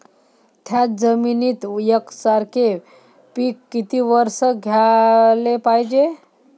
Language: Marathi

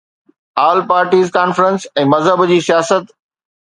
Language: Sindhi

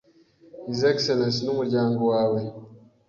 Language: Kinyarwanda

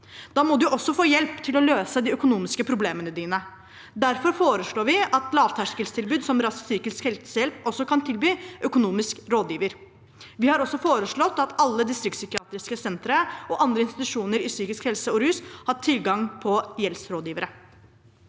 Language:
Norwegian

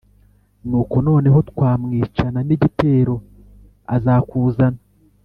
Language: Kinyarwanda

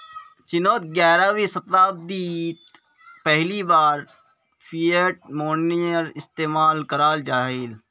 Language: Magahi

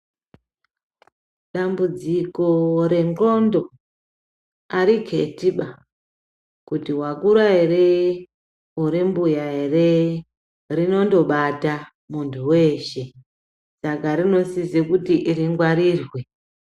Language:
Ndau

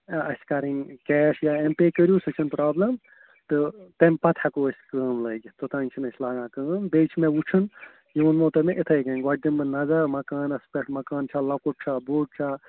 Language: Kashmiri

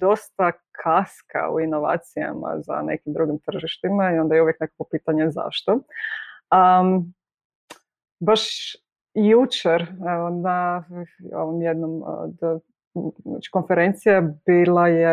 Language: Croatian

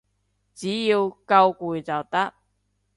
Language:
Cantonese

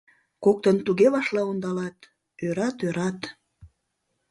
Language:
Mari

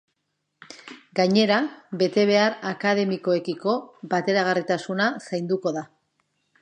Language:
Basque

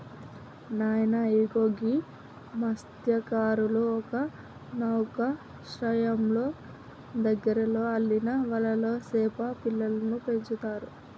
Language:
Telugu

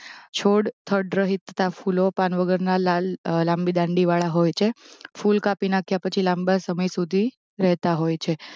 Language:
Gujarati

